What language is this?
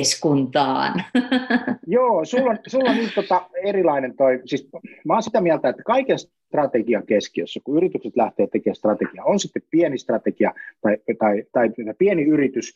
Finnish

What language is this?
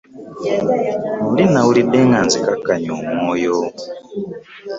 Ganda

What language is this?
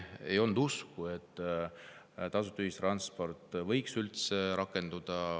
Estonian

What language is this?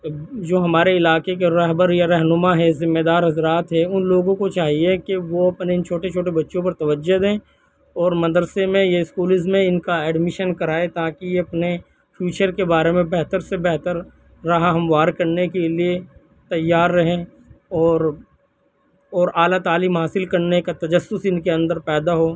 Urdu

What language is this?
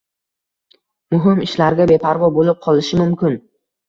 Uzbek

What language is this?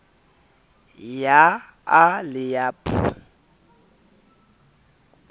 Southern Sotho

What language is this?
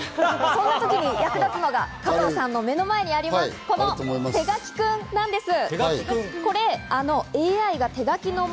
Japanese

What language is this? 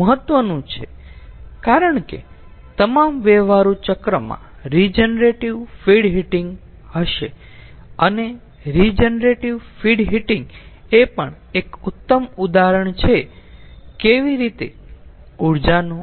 Gujarati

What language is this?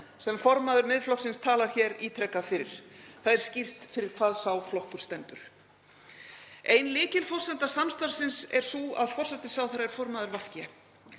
Icelandic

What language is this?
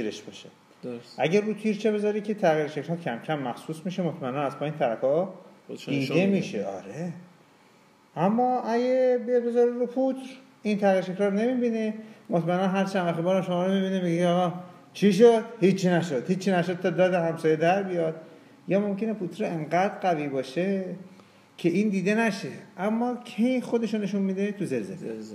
Persian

